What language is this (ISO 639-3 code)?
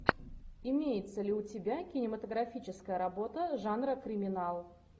rus